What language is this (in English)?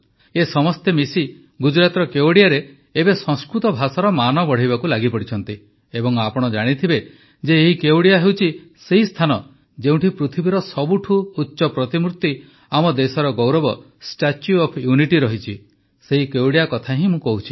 Odia